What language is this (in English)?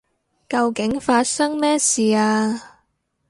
Cantonese